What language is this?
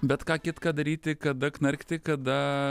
Lithuanian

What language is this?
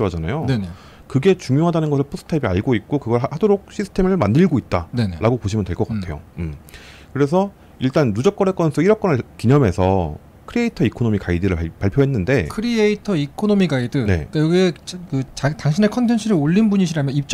Korean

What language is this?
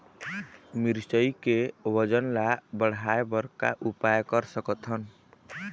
Chhattisgarhi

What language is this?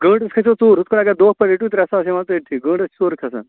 Kashmiri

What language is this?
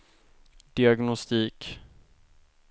Swedish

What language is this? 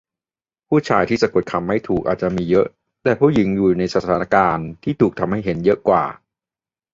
Thai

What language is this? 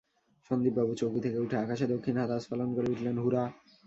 Bangla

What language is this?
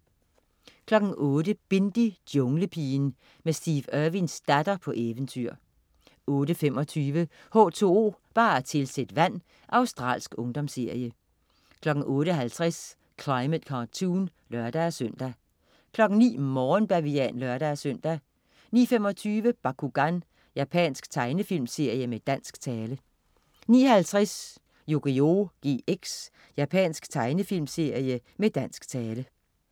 Danish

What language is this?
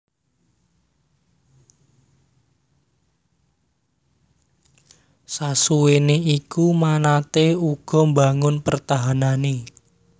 Javanese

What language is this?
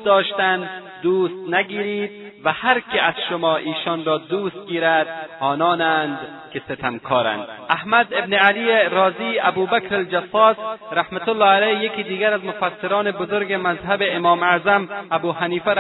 Persian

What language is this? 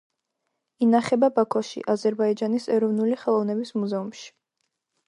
Georgian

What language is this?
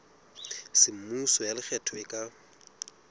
Southern Sotho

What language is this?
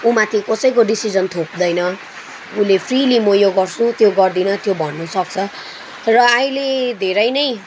Nepali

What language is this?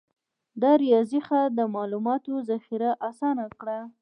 Pashto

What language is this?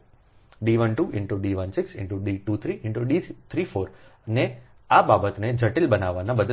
Gujarati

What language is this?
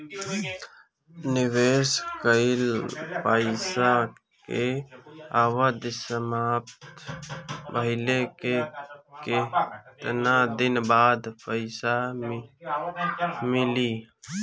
Bhojpuri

